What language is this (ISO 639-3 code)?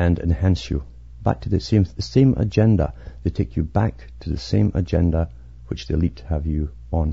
eng